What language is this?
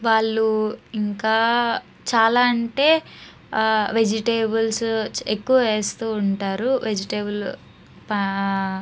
Telugu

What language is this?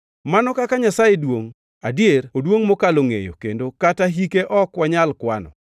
Luo (Kenya and Tanzania)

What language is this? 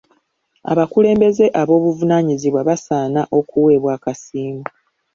Ganda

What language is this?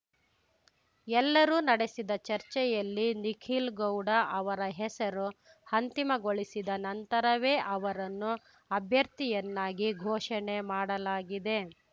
Kannada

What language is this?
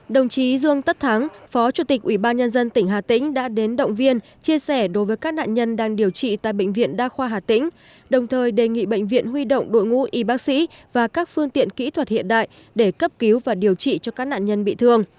Vietnamese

